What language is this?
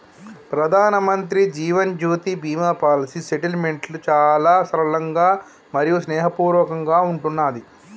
Telugu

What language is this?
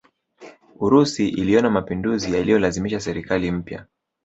Swahili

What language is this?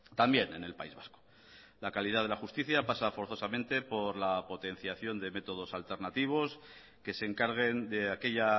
Spanish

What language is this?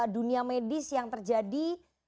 Indonesian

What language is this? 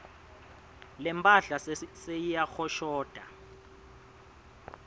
Swati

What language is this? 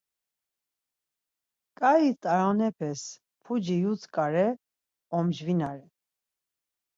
Laz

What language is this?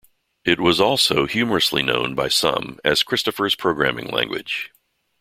English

